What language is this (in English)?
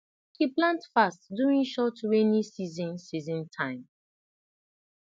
Nigerian Pidgin